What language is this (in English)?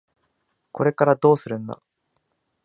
Japanese